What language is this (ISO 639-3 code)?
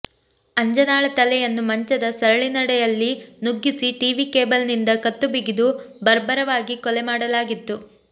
kan